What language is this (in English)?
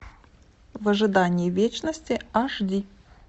Russian